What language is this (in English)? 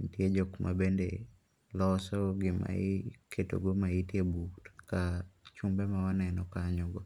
Luo (Kenya and Tanzania)